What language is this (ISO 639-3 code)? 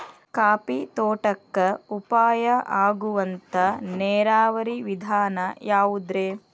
kan